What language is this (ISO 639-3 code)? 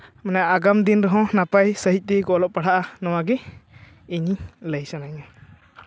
sat